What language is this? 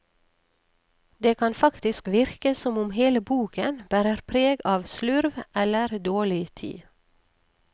Norwegian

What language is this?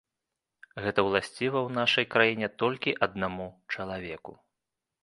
Belarusian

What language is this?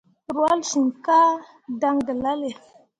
Mundang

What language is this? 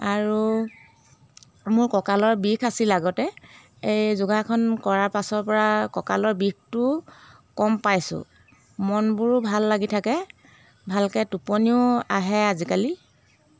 Assamese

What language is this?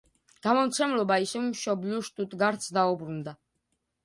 Georgian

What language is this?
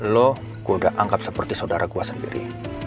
Indonesian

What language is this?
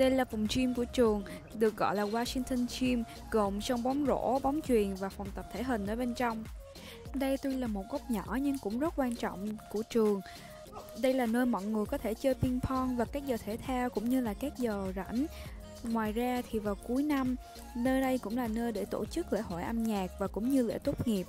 Vietnamese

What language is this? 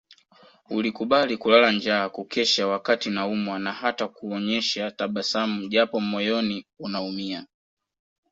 Swahili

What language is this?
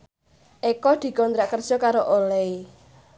Javanese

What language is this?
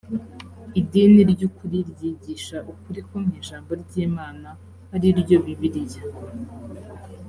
Kinyarwanda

